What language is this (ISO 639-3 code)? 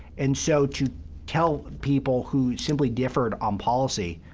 eng